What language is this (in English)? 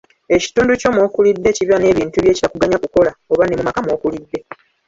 Ganda